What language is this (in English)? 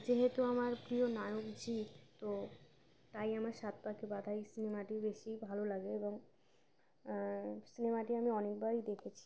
Bangla